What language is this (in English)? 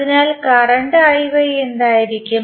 Malayalam